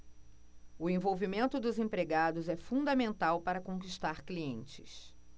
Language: Portuguese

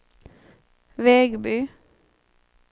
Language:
Swedish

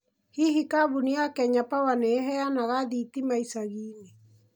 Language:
Kikuyu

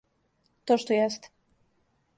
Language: Serbian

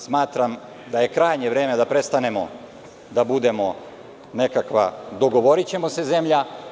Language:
Serbian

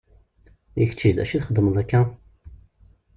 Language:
Kabyle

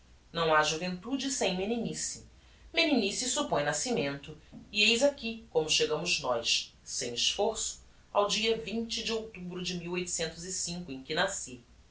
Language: Portuguese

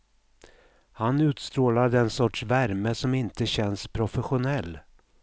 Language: Swedish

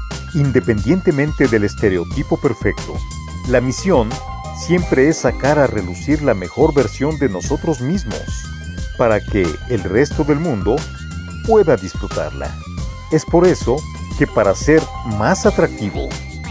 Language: Spanish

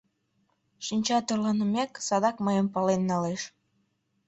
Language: Mari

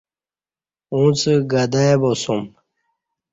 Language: Kati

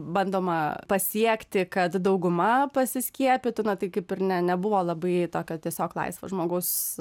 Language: Lithuanian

